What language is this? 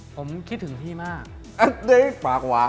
Thai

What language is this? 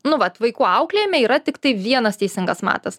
Lithuanian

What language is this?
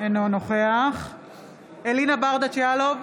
Hebrew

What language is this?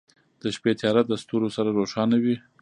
Pashto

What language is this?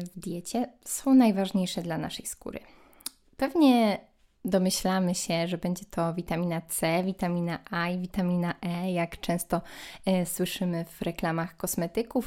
Polish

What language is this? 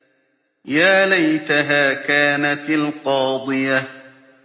Arabic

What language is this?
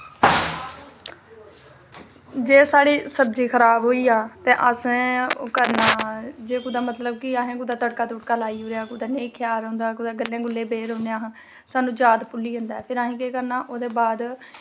Dogri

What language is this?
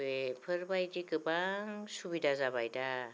Bodo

